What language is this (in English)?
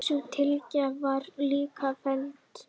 Icelandic